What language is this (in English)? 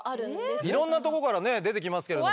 Japanese